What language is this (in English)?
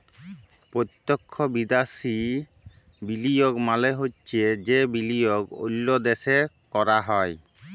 Bangla